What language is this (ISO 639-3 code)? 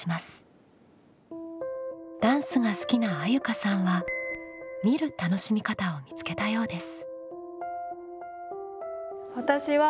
jpn